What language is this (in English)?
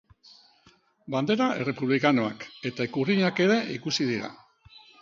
Basque